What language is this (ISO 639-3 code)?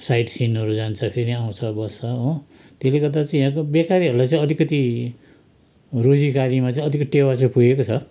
nep